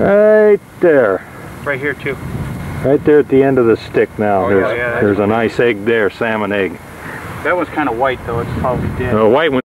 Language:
English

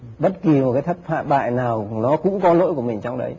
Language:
Vietnamese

